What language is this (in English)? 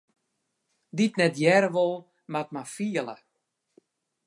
Western Frisian